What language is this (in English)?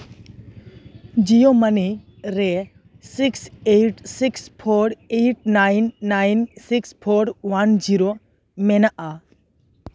Santali